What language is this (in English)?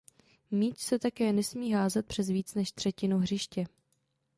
Czech